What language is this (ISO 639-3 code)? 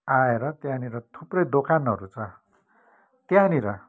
nep